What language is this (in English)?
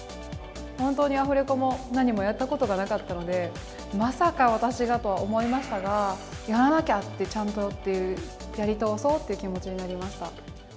Japanese